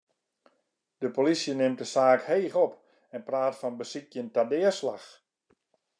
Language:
Western Frisian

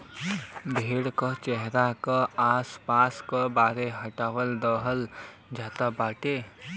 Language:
Bhojpuri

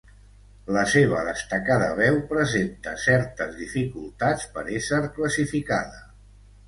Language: Catalan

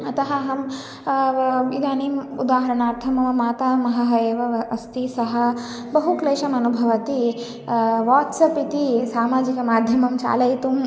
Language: Sanskrit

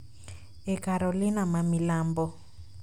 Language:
Luo (Kenya and Tanzania)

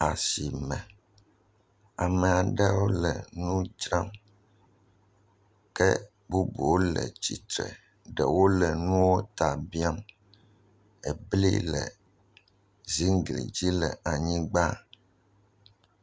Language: Ewe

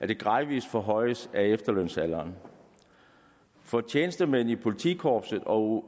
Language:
Danish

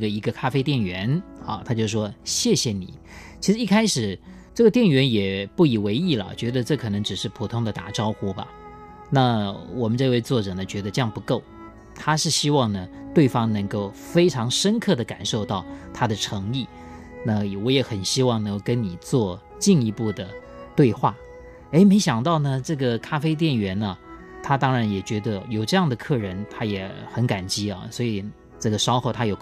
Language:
Chinese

